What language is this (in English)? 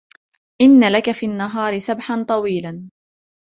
Arabic